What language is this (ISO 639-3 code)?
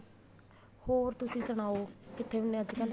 pan